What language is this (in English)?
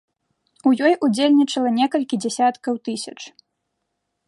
Belarusian